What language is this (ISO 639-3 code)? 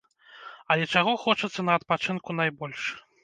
bel